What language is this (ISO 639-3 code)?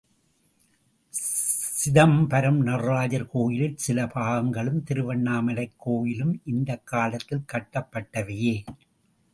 tam